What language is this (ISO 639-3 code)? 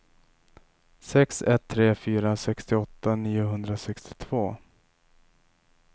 swe